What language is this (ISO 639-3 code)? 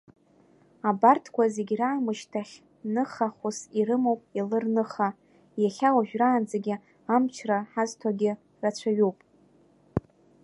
abk